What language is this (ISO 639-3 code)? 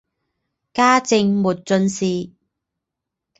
zho